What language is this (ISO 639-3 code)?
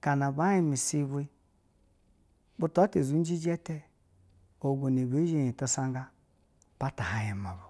bzw